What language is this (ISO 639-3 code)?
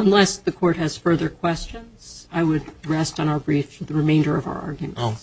eng